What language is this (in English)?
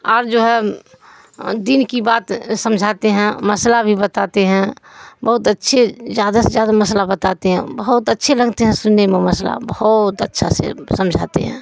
Urdu